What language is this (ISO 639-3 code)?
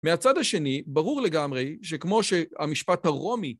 heb